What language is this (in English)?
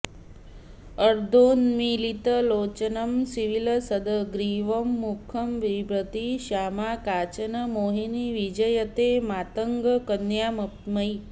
Sanskrit